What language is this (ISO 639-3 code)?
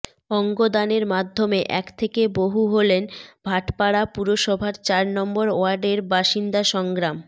ben